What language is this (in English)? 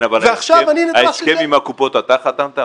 Hebrew